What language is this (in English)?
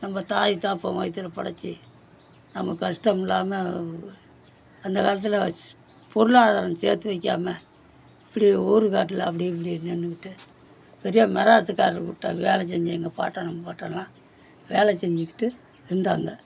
Tamil